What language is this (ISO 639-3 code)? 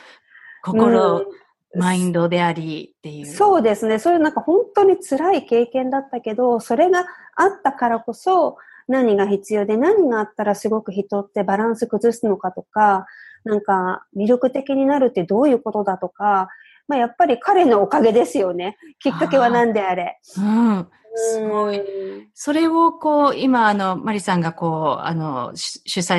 jpn